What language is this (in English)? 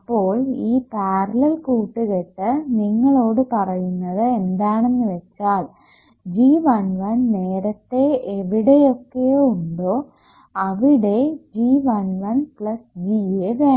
Malayalam